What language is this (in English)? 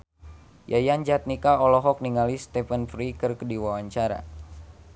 Sundanese